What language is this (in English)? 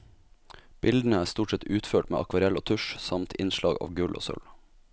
Norwegian